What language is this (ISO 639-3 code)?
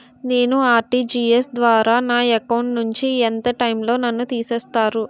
tel